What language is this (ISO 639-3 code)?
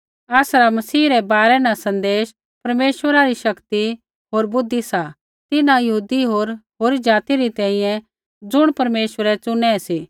kfx